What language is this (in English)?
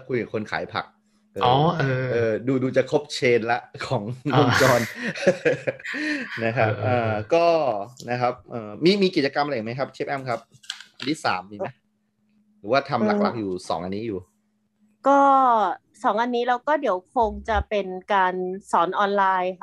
Thai